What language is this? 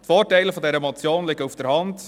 Swiss German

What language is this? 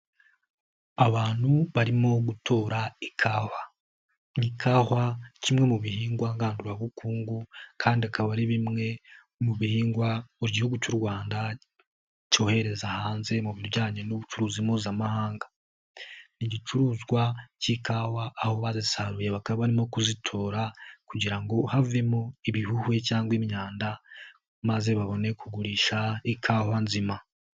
Kinyarwanda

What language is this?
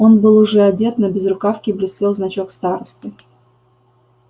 Russian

